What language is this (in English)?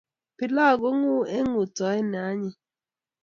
Kalenjin